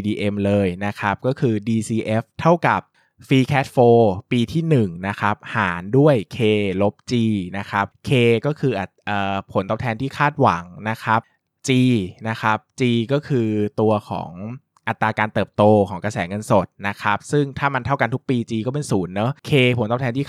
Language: Thai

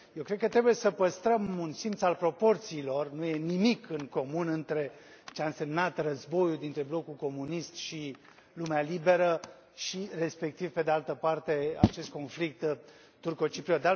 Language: Romanian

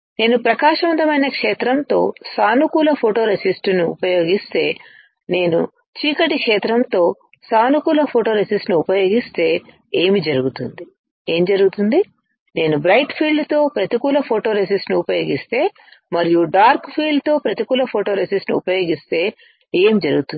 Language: Telugu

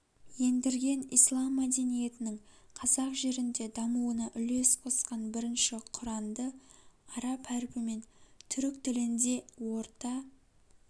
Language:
Kazakh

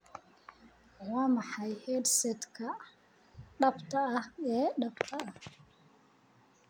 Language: Somali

